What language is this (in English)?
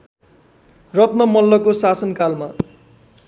Nepali